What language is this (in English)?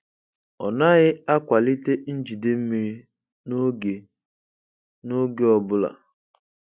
Igbo